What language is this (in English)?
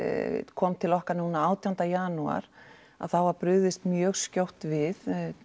Icelandic